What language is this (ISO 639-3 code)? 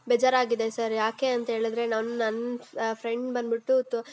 kan